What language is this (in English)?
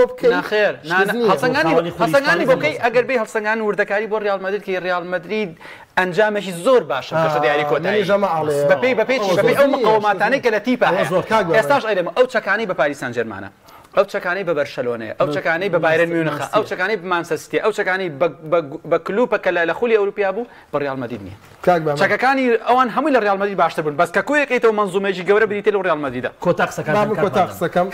Arabic